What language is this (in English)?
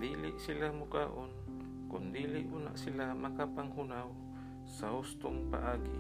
Filipino